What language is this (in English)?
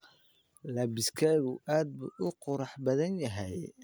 Somali